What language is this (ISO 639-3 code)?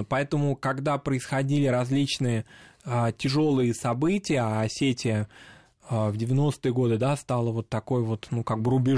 rus